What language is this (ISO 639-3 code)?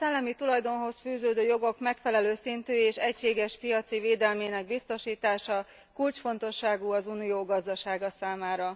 hun